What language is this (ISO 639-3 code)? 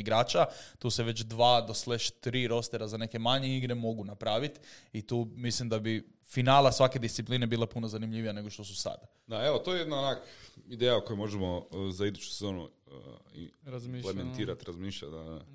hrv